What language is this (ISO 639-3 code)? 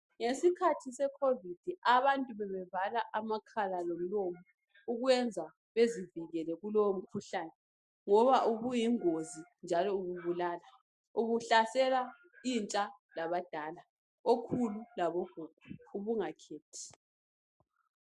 nde